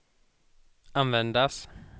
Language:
Swedish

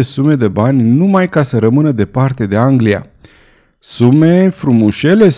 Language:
Romanian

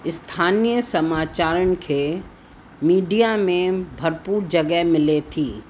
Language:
Sindhi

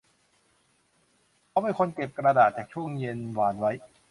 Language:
Thai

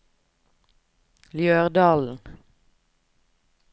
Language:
Norwegian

